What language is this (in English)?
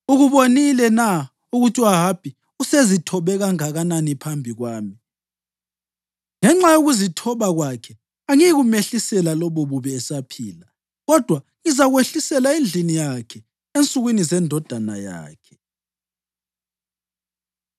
North Ndebele